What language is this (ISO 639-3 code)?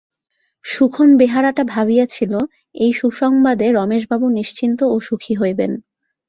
ben